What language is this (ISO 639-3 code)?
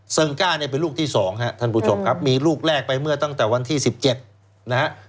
tha